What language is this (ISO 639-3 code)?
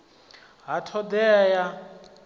ven